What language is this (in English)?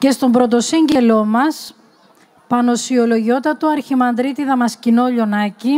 Greek